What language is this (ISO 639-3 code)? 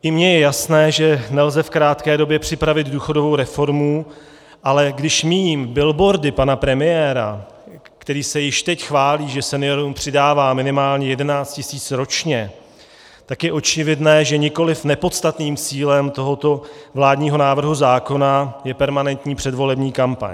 ces